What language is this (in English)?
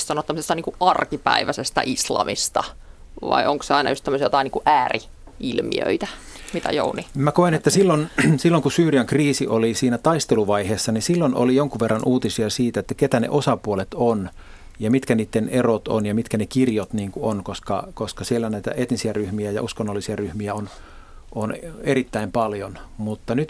Finnish